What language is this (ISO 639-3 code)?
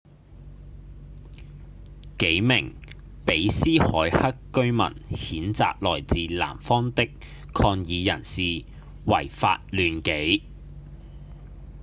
yue